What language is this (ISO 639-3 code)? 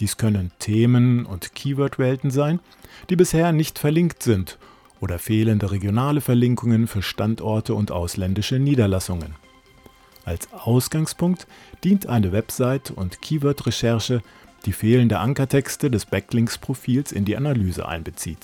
deu